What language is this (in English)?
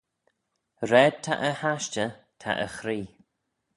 Manx